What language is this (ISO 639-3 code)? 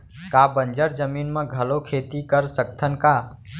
hne